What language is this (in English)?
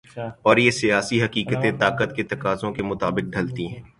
Urdu